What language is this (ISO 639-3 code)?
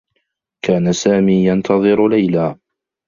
ara